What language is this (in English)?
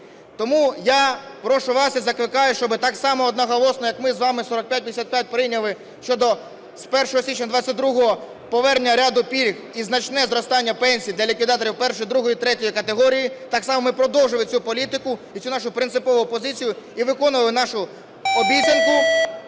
Ukrainian